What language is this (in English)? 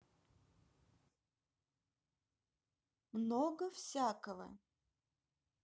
Russian